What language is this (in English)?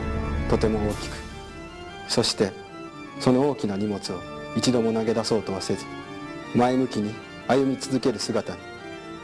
Japanese